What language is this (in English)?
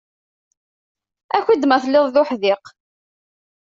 Kabyle